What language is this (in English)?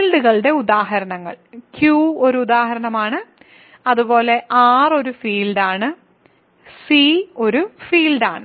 Malayalam